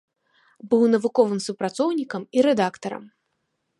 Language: Belarusian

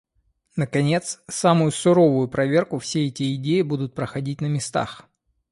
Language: Russian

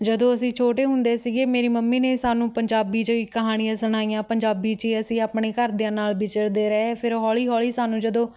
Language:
Punjabi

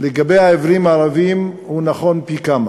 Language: Hebrew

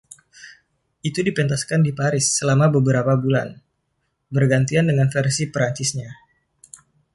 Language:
Indonesian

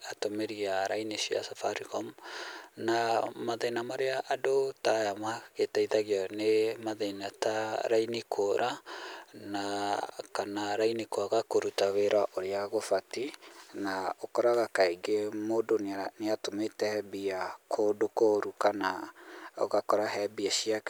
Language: Kikuyu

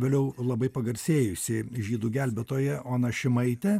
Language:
Lithuanian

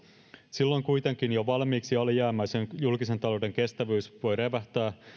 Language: Finnish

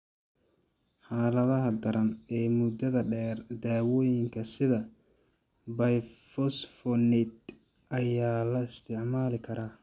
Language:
Somali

